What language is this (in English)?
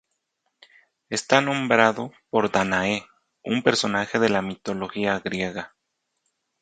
Spanish